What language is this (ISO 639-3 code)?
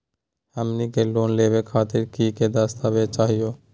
mag